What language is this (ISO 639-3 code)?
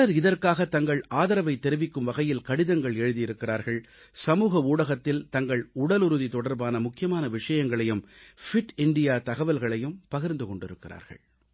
tam